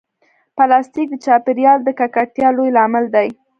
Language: Pashto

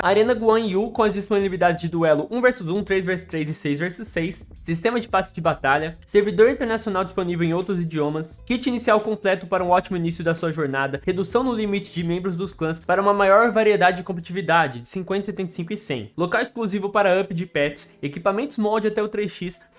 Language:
Portuguese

